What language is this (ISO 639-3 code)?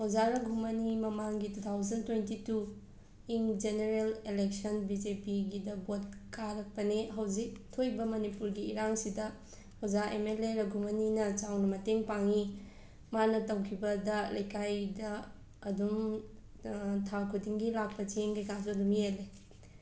mni